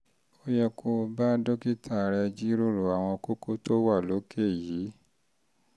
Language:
Yoruba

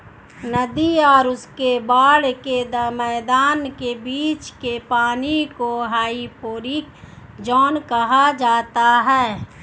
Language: Hindi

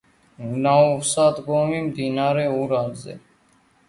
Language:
Georgian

